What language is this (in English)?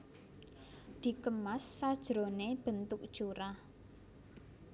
Javanese